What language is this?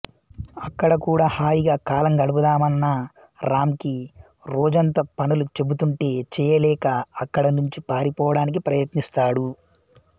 Telugu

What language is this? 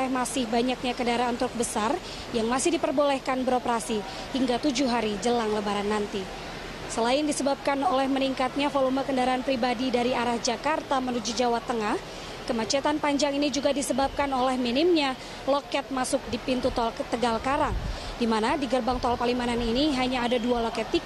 Indonesian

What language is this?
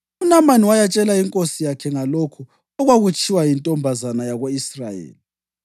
North Ndebele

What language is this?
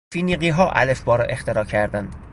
Persian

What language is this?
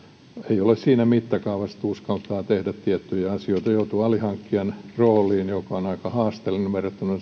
Finnish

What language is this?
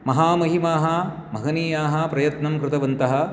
Sanskrit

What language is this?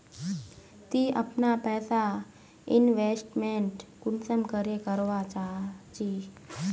Magahi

